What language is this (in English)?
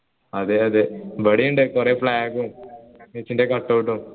Malayalam